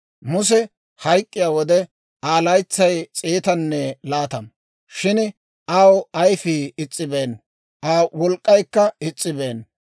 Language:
Dawro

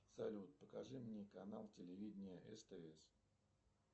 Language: Russian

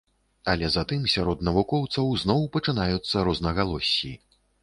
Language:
Belarusian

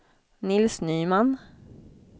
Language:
Swedish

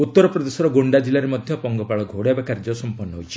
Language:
Odia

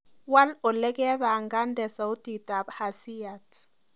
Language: Kalenjin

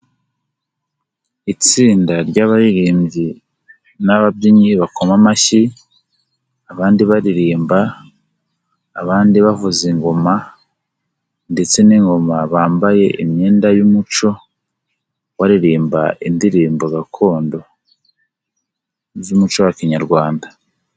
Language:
Kinyarwanda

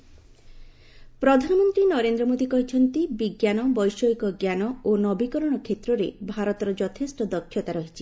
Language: Odia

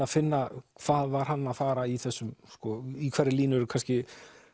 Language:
Icelandic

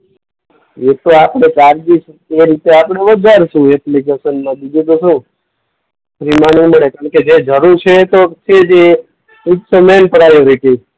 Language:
Gujarati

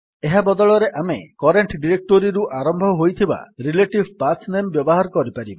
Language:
Odia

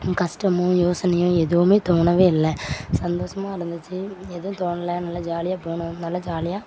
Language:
Tamil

